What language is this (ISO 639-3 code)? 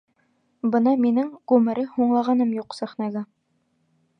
bak